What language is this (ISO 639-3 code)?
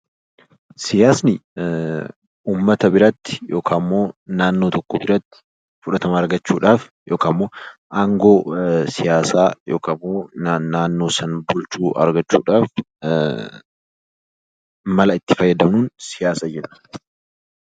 orm